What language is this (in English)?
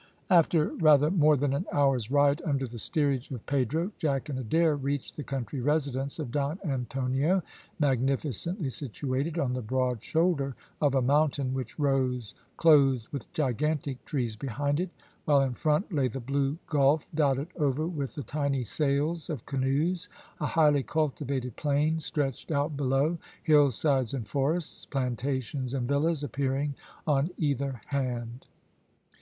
English